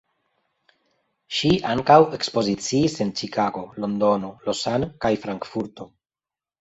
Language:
Esperanto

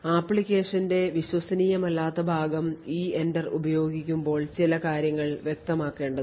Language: Malayalam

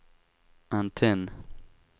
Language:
Swedish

